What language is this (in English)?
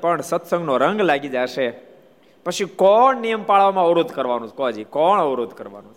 Gujarati